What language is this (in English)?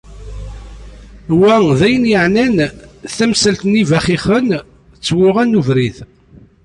Kabyle